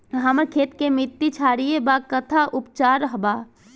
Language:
Bhojpuri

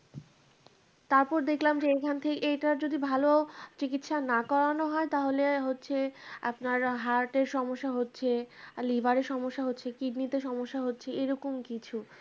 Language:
Bangla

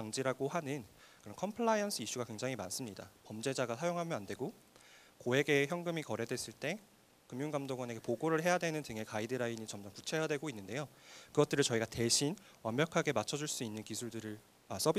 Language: Korean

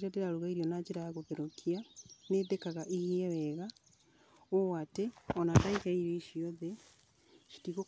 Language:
Kikuyu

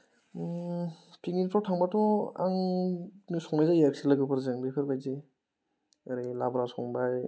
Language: Bodo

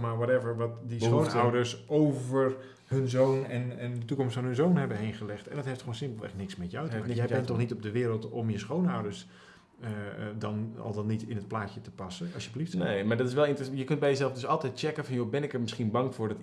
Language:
Dutch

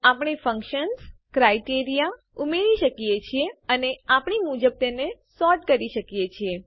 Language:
Gujarati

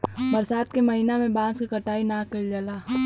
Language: Bhojpuri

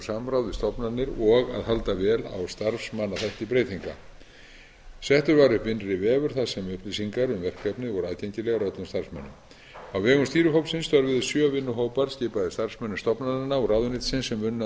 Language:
Icelandic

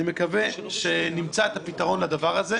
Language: Hebrew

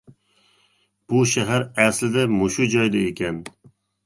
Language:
Uyghur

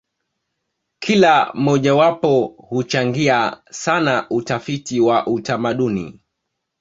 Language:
Swahili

